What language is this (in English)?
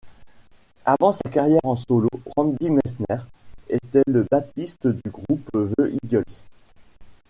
French